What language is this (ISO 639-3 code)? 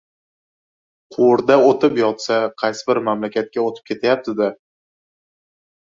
uzb